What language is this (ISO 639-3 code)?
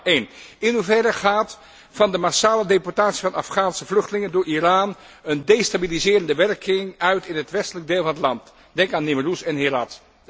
nld